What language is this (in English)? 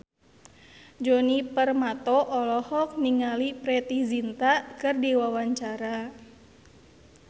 Sundanese